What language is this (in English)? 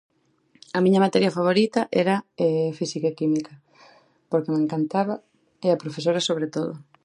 Galician